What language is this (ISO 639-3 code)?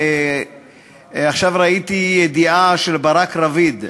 heb